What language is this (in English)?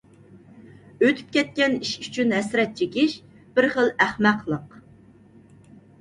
Uyghur